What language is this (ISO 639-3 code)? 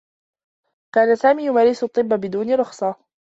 ara